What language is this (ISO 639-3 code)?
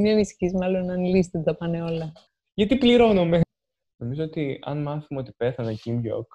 ell